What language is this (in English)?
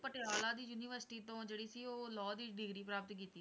Punjabi